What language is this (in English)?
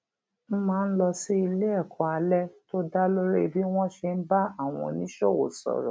Yoruba